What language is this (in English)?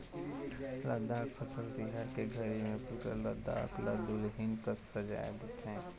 Chhattisgarhi